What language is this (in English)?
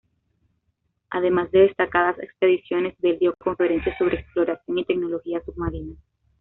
Spanish